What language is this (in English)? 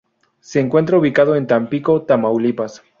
Spanish